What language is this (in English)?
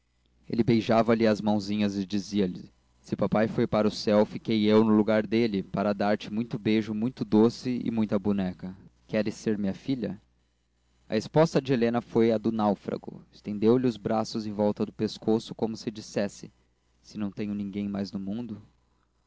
Portuguese